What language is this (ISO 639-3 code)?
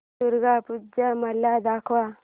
mar